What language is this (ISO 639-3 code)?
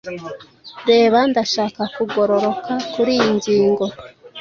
kin